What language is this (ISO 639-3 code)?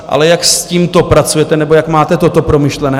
ces